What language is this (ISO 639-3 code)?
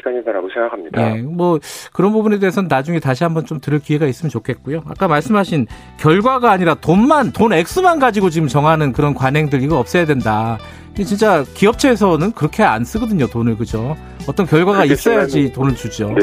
kor